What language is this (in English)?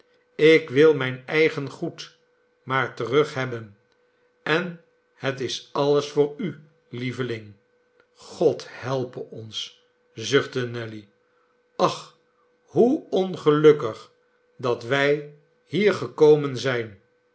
Dutch